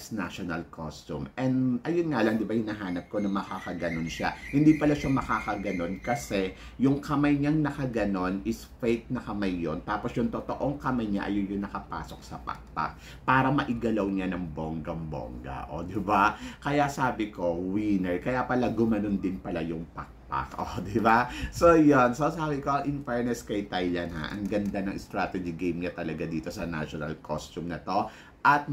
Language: Filipino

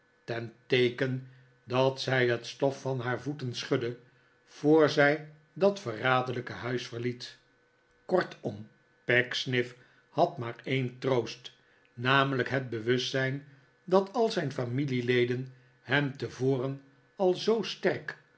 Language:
Dutch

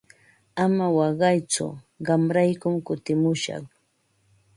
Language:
Ambo-Pasco Quechua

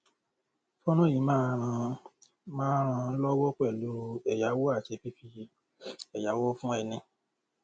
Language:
Yoruba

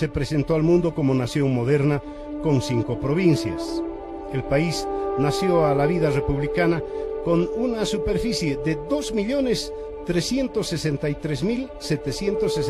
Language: Spanish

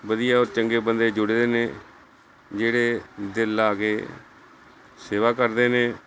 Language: Punjabi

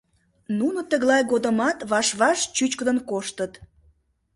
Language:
Mari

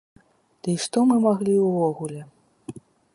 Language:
Belarusian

